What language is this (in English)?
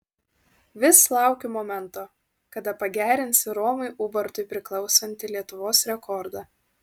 Lithuanian